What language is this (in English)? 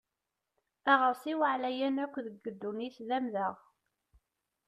Kabyle